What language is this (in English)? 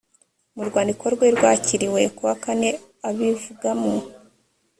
Kinyarwanda